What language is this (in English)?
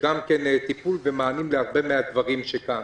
Hebrew